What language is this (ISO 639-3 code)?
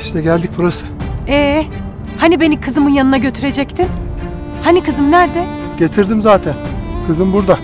tur